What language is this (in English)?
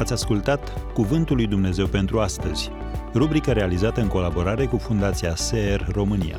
Romanian